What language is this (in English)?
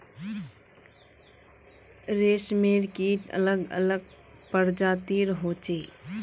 Magahi